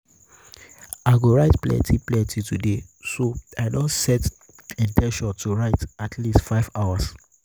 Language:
Nigerian Pidgin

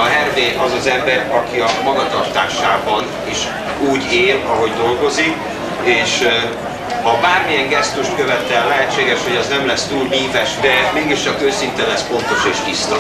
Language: Hungarian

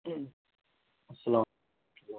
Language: Kashmiri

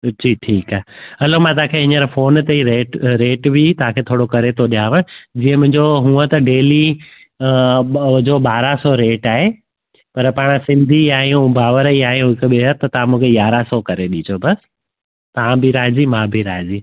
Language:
Sindhi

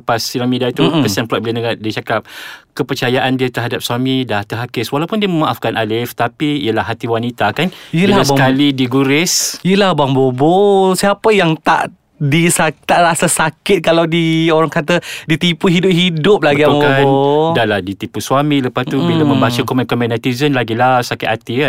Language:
Malay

